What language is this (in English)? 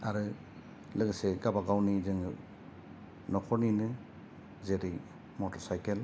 Bodo